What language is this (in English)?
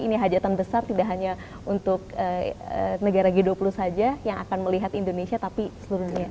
Indonesian